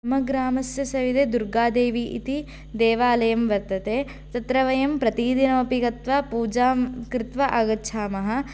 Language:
Sanskrit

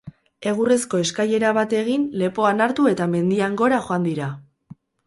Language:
Basque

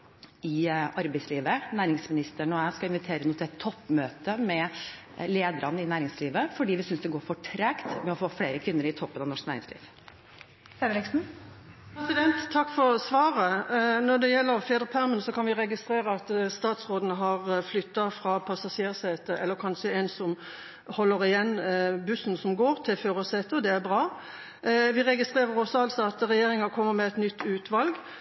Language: Norwegian Bokmål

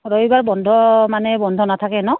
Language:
Assamese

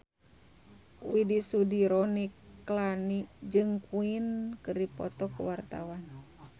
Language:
Sundanese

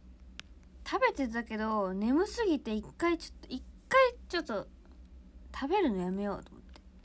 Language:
Japanese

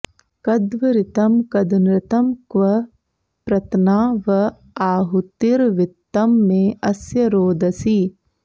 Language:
Sanskrit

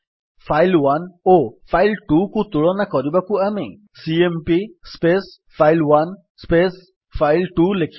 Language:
Odia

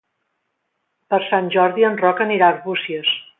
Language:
Catalan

